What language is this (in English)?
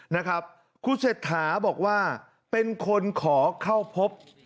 Thai